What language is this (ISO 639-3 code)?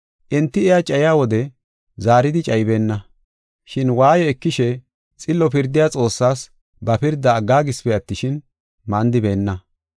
gof